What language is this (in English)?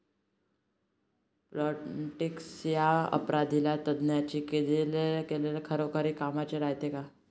Marathi